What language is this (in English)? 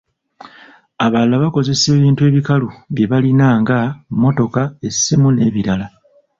Ganda